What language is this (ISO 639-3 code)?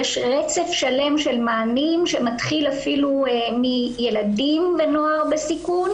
heb